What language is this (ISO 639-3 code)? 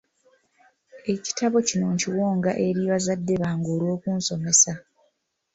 lug